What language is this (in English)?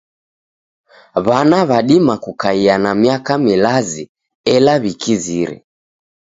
Taita